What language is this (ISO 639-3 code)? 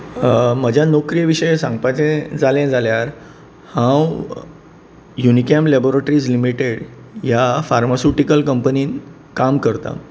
kok